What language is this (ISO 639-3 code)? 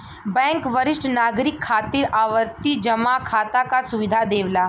bho